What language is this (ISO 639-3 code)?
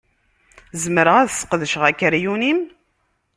kab